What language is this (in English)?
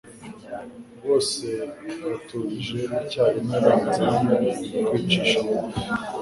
Kinyarwanda